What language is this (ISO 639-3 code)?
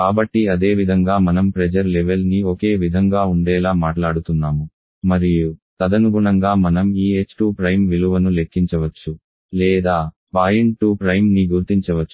tel